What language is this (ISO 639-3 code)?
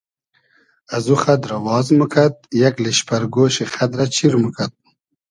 haz